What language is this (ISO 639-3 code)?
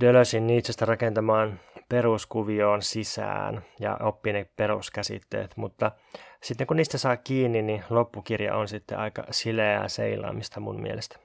fin